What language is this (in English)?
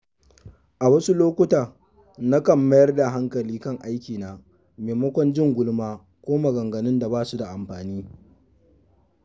Hausa